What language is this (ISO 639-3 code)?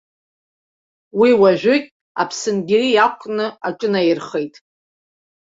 abk